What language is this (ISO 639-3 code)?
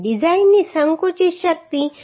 guj